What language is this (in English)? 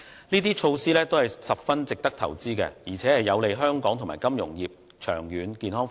Cantonese